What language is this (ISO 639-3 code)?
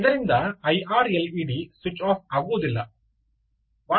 kan